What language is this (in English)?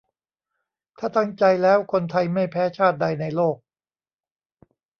Thai